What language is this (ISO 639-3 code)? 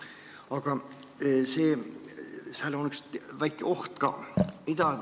est